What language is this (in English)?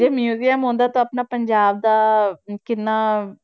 Punjabi